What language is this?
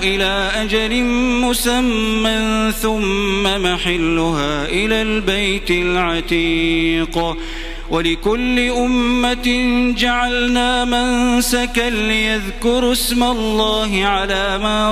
Arabic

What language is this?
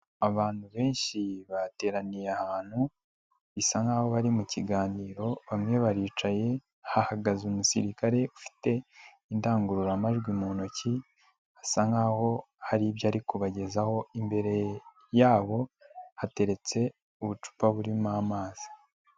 Kinyarwanda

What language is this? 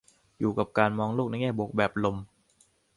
Thai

